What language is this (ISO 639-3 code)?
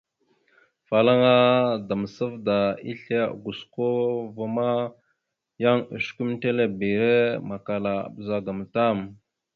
mxu